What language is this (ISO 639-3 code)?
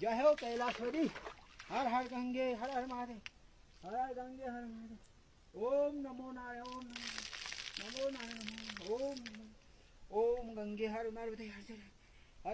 ara